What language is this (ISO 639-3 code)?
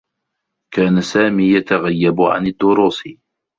ara